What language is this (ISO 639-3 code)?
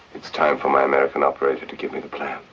eng